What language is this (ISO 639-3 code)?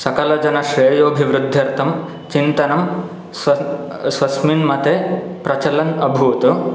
san